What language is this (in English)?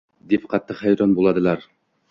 Uzbek